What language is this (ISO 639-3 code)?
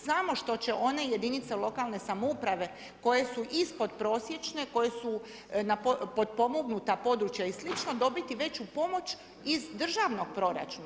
hrv